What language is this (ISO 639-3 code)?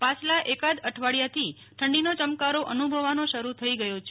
guj